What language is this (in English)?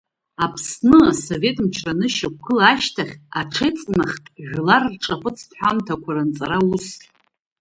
Abkhazian